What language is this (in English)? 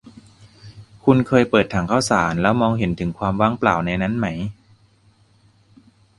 Thai